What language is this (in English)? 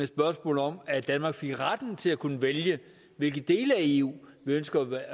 Danish